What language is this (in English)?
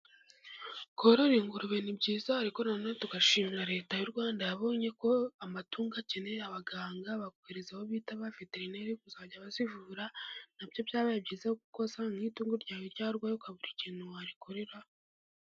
Kinyarwanda